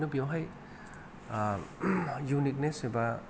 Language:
Bodo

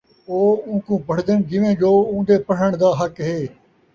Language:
Saraiki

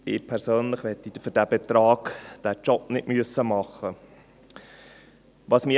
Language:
Swiss German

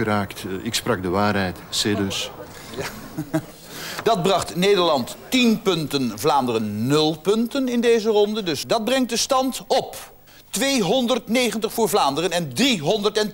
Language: Dutch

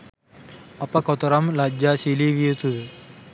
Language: Sinhala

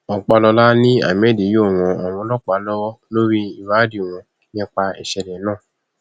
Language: Yoruba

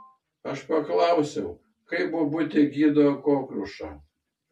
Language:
Lithuanian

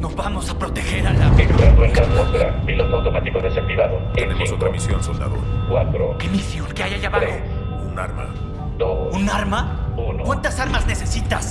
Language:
Spanish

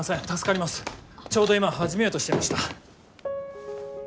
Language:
Japanese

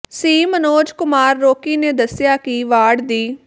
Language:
Punjabi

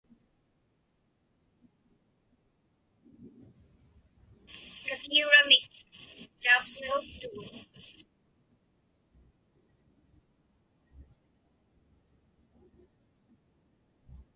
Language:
Inupiaq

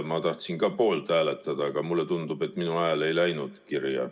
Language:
Estonian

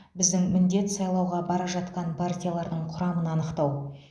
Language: Kazakh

